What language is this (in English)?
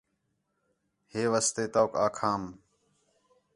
Khetrani